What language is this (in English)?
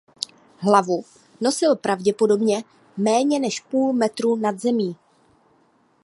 Czech